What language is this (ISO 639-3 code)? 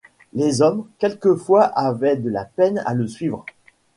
fra